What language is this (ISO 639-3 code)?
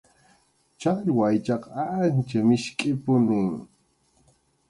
qxu